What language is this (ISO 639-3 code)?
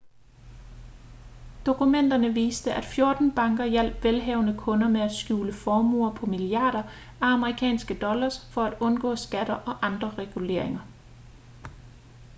dan